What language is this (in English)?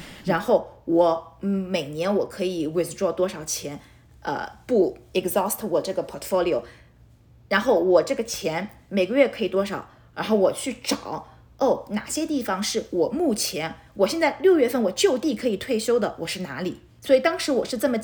Chinese